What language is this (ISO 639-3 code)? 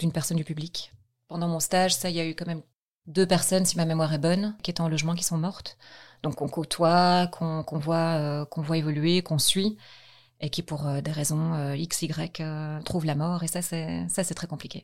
fra